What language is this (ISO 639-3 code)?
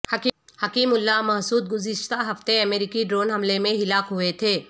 urd